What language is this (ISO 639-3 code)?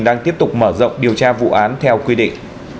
vie